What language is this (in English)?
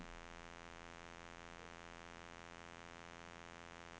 Norwegian